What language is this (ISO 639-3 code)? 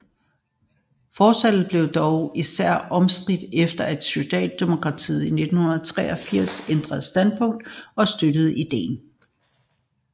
dan